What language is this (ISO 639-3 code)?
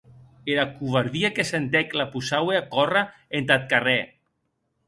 oci